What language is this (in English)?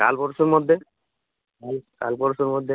Bangla